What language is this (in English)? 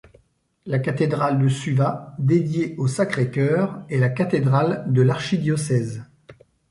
French